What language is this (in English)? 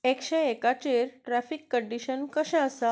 Konkani